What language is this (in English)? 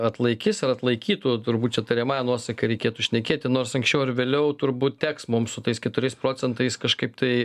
Lithuanian